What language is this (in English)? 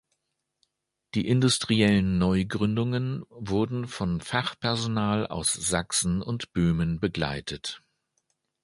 German